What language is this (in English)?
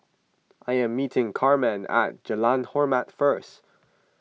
English